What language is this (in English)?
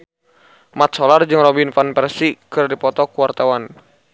Sundanese